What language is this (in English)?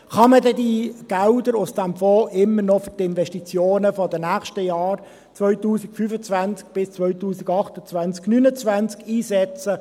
Swiss German